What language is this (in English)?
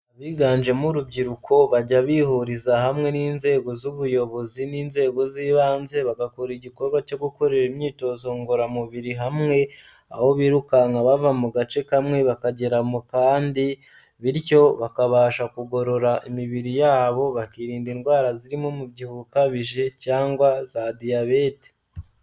Kinyarwanda